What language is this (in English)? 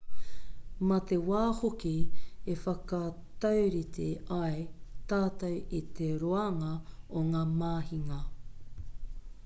Māori